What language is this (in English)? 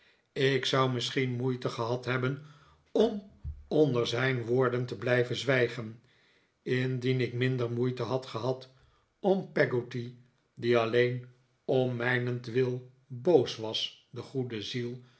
Dutch